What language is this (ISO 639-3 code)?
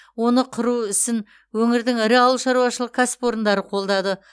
kaz